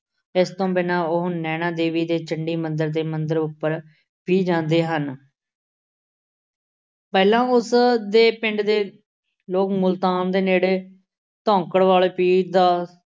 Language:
Punjabi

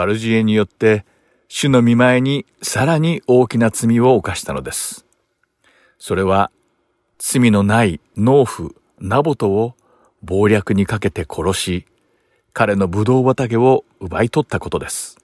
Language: Japanese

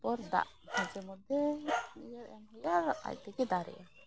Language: Santali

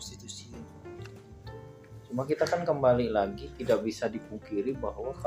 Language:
Indonesian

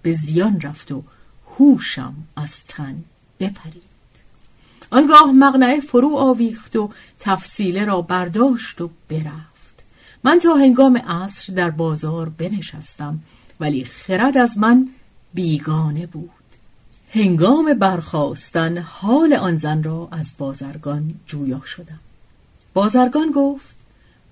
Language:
Persian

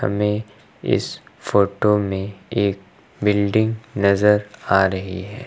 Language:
Hindi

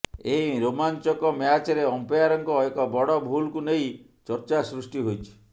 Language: Odia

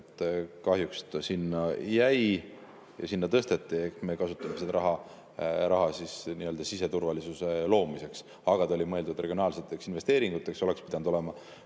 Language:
Estonian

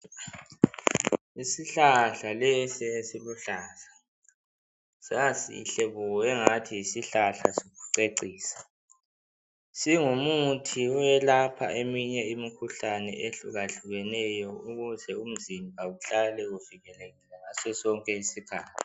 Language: North Ndebele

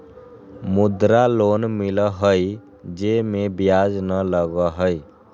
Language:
Magahi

